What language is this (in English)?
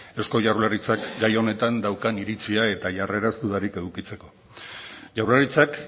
Basque